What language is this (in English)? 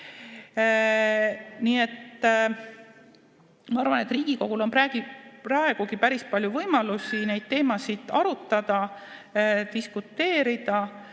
Estonian